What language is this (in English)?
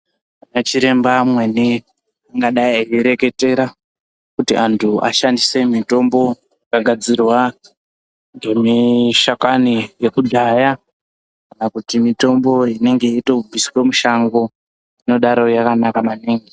Ndau